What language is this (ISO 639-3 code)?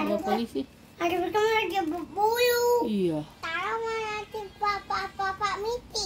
ind